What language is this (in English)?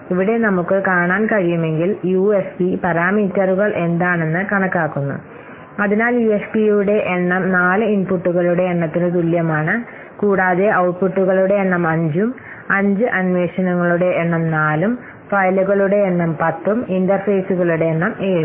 Malayalam